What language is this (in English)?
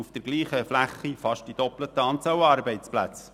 Swiss German